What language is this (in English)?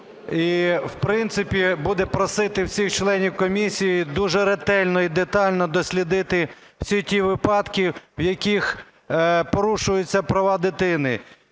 Ukrainian